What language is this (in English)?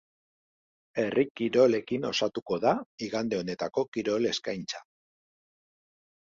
Basque